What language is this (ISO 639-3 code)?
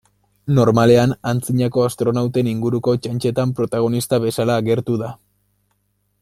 eus